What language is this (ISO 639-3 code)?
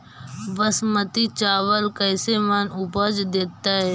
mag